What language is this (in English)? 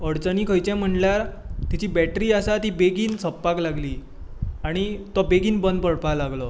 Konkani